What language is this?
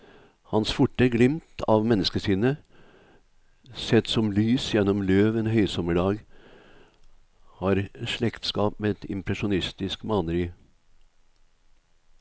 Norwegian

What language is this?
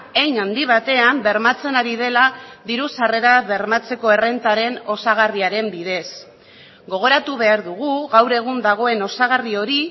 Basque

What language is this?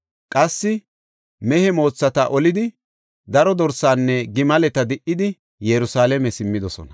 Gofa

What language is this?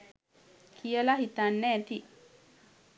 Sinhala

